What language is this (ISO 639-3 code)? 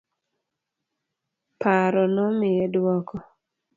luo